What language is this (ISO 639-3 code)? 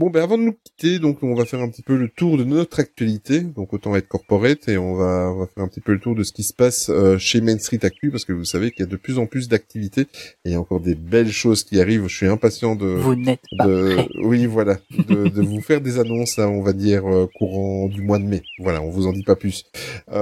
fra